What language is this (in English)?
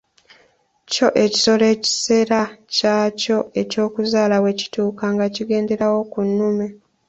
Ganda